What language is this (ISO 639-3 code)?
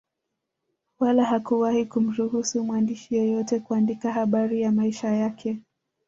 swa